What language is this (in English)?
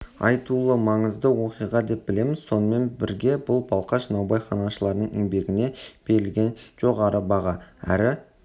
Kazakh